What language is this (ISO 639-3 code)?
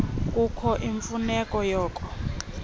xho